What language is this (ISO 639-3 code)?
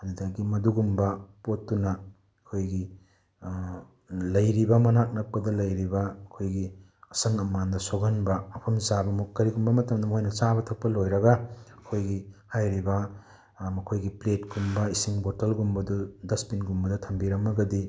mni